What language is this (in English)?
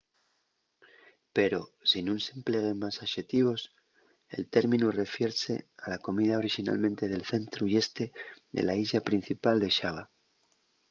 Asturian